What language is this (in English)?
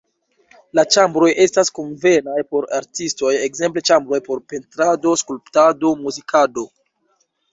Esperanto